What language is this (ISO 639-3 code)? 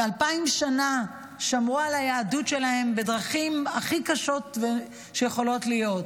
heb